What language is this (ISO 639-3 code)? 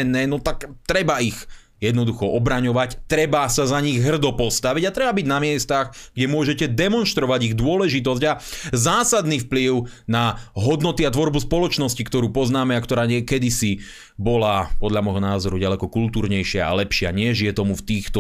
slk